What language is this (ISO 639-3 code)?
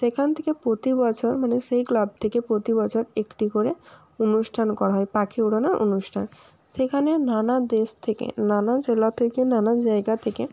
ben